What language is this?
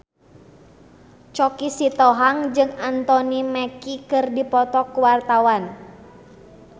Sundanese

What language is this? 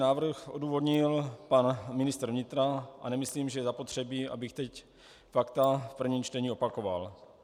Czech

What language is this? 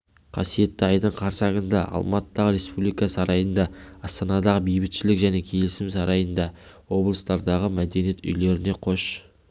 Kazakh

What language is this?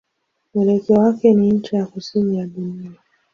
Swahili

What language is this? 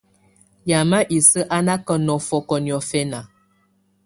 Tunen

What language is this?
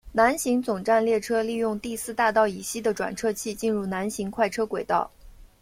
Chinese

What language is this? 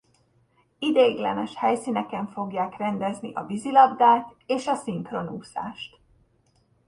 Hungarian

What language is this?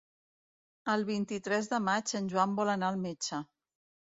Catalan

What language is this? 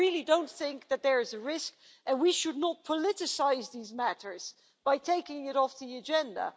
English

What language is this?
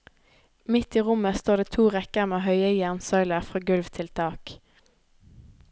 Norwegian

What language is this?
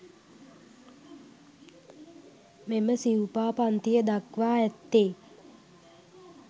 Sinhala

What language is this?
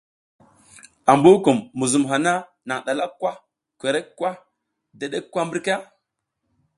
South Giziga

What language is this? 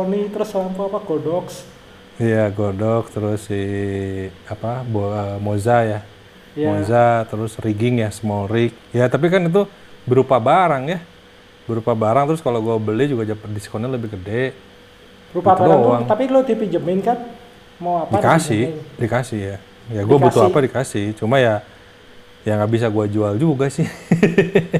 Indonesian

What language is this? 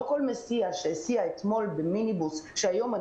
Hebrew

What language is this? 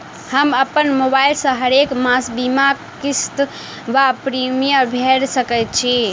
Maithili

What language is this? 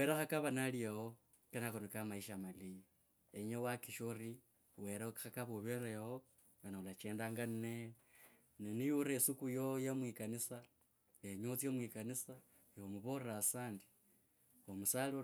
Kabras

